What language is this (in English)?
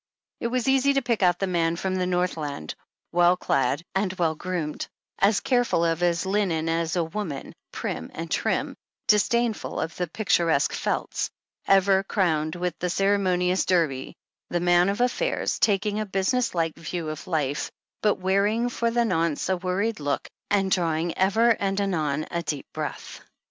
English